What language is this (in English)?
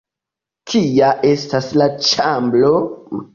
Esperanto